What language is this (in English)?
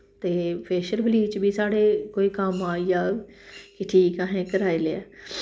Dogri